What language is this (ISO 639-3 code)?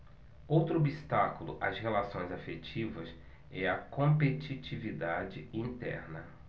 por